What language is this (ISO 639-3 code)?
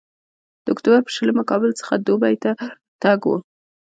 pus